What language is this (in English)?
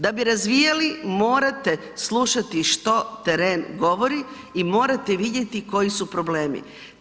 Croatian